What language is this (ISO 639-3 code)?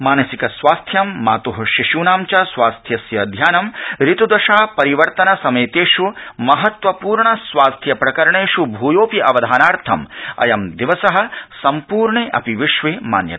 san